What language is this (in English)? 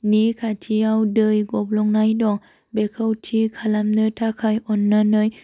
Bodo